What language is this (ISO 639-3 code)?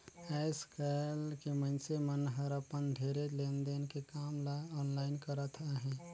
hne